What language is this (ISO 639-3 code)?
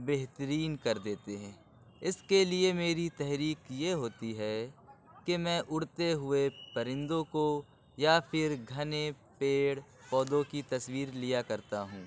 urd